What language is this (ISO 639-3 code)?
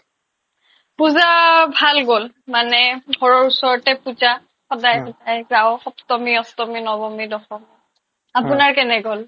asm